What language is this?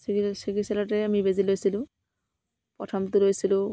Assamese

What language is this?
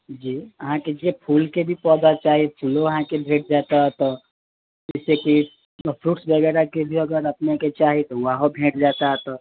Maithili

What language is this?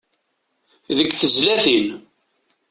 Kabyle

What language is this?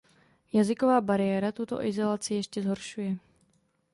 Czech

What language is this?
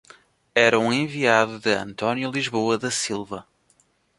Portuguese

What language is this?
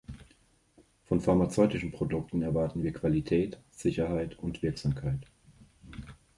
German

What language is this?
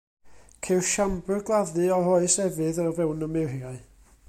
Welsh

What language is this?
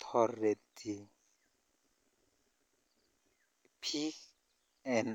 Kalenjin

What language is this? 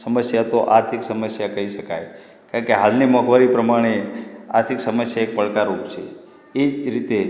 Gujarati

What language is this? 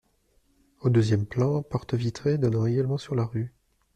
French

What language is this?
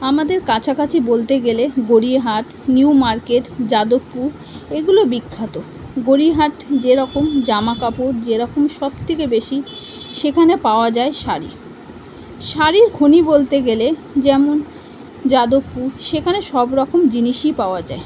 Bangla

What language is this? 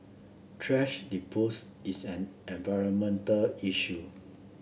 English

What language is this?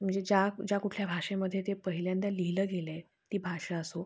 Marathi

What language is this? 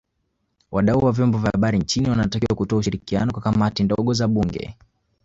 Swahili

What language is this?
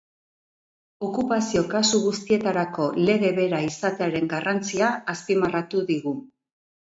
Basque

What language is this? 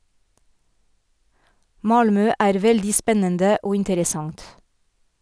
Norwegian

